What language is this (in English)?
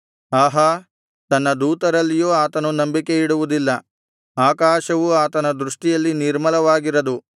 Kannada